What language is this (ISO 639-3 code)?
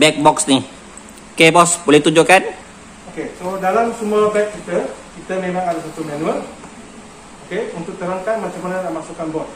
msa